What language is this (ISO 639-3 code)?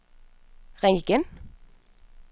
dan